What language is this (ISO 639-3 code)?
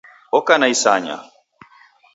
dav